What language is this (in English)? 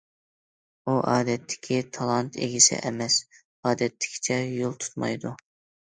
Uyghur